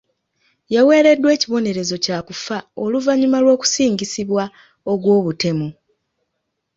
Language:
Ganda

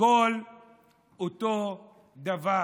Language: Hebrew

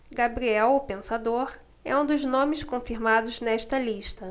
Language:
Portuguese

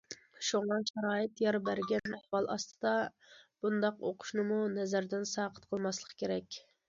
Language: Uyghur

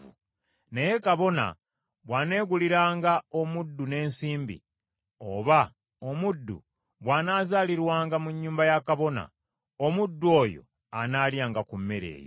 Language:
Ganda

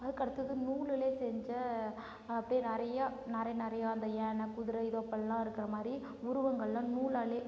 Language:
Tamil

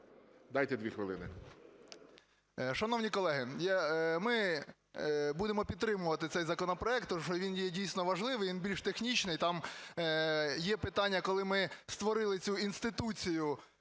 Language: Ukrainian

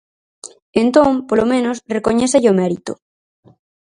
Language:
Galician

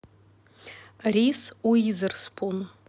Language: Russian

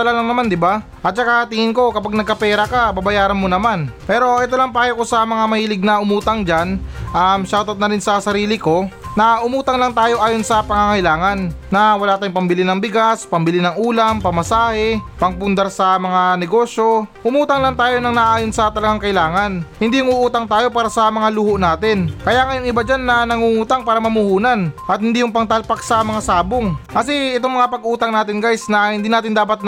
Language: Filipino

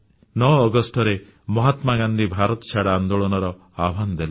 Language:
Odia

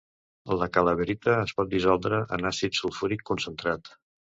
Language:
Catalan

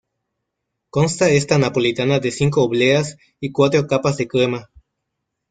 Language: Spanish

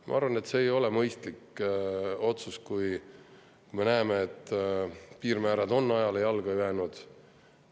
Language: Estonian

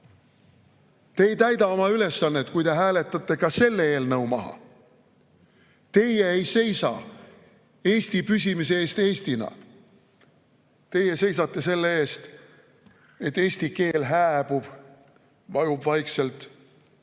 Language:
Estonian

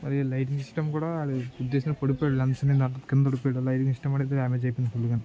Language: Telugu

